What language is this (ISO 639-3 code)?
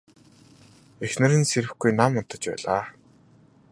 mon